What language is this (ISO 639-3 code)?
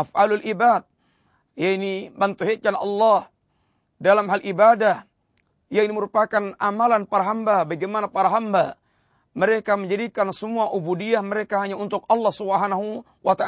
msa